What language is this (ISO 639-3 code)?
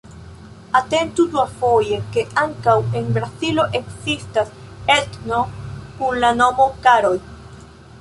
epo